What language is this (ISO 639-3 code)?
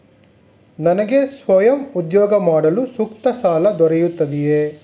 kan